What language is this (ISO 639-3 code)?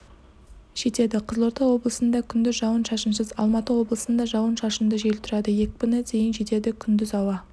kaz